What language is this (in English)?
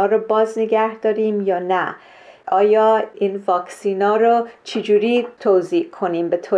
Persian